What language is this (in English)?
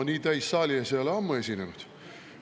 Estonian